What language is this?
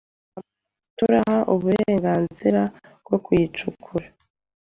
Kinyarwanda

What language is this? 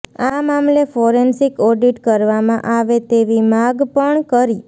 Gujarati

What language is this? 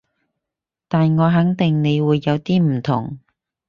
Cantonese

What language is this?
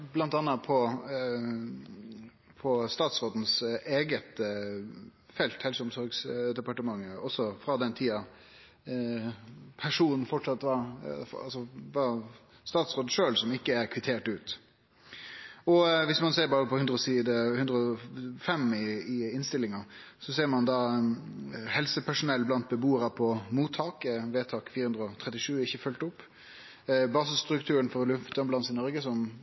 Norwegian Nynorsk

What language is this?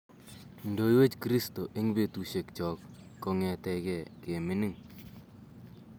Kalenjin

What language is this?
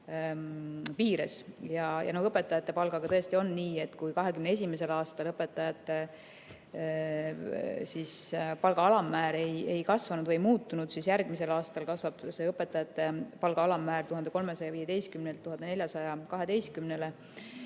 Estonian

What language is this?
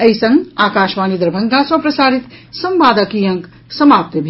Maithili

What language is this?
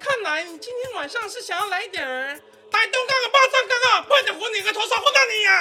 Chinese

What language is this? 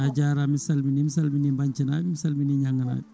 Fula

